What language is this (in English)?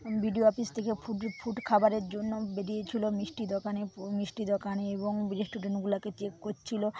Bangla